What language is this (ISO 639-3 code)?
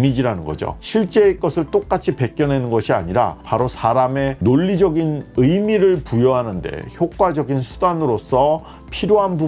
kor